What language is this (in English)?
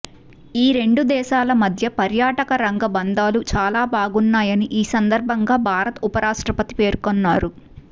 Telugu